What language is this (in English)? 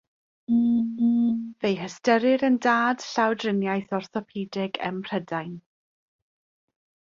Welsh